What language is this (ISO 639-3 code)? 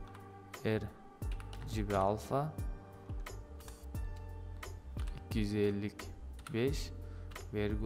tur